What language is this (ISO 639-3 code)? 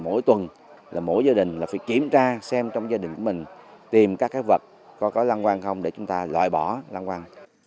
vie